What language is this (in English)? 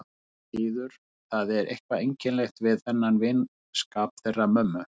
Icelandic